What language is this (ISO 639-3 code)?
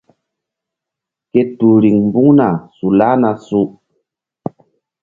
mdd